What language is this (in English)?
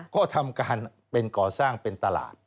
Thai